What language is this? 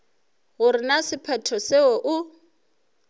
Northern Sotho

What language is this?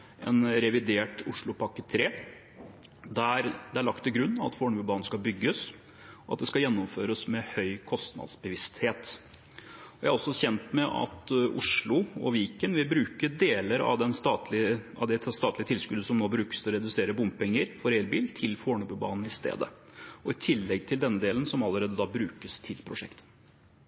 Norwegian Bokmål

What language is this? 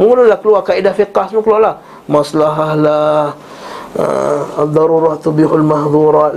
Malay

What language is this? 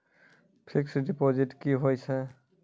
Maithili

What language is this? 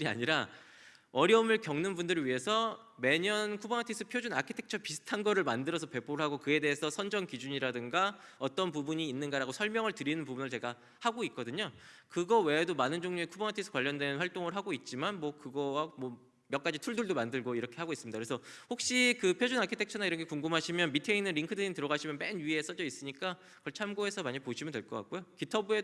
Korean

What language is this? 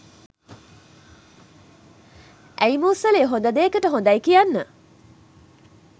Sinhala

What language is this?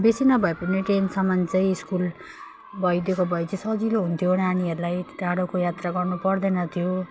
Nepali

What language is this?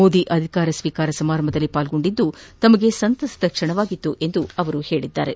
Kannada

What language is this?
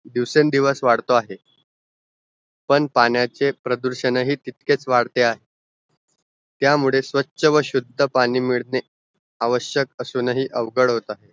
Marathi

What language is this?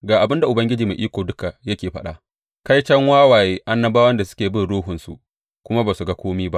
Hausa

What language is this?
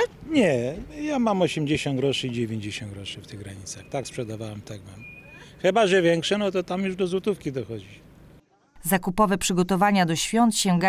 Polish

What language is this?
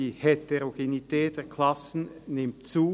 Swiss German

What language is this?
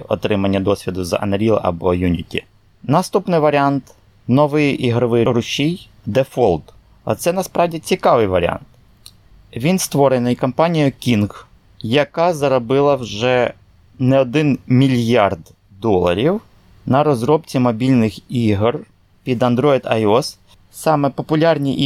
Ukrainian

